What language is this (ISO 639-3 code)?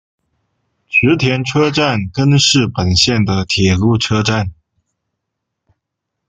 zho